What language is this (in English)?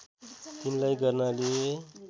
Nepali